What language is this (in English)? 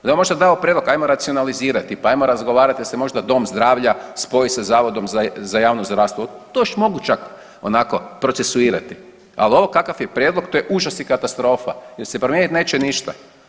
Croatian